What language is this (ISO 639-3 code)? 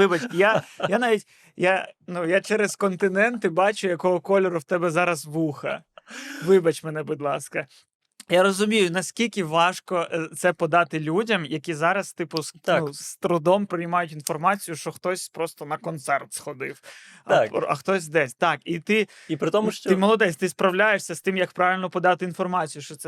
ukr